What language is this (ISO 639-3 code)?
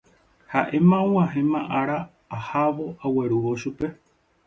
grn